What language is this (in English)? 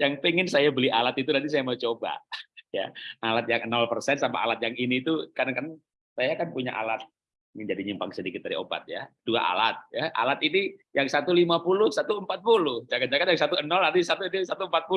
Indonesian